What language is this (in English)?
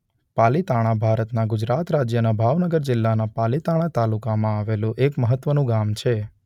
Gujarati